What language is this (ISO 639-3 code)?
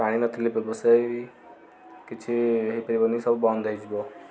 ori